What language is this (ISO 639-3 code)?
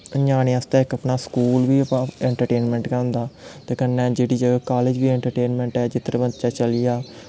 doi